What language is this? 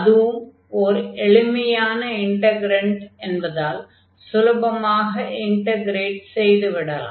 Tamil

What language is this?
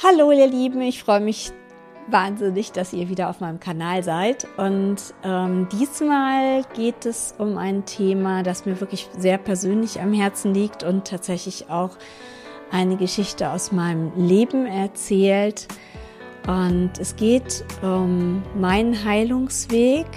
German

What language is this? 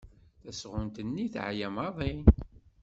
Kabyle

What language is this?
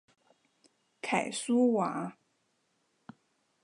Chinese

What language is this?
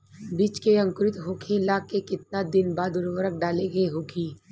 Bhojpuri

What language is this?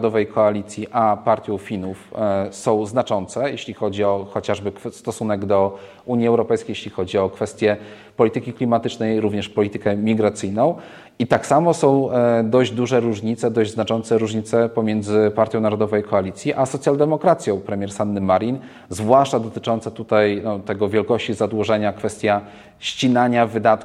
Polish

